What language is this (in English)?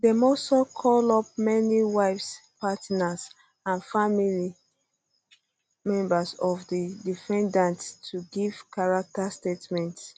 Nigerian Pidgin